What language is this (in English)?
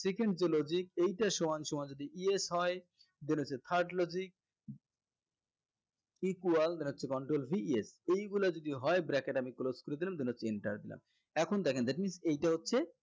Bangla